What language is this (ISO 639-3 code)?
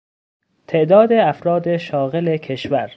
fas